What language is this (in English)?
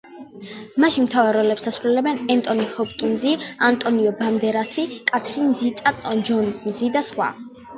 Georgian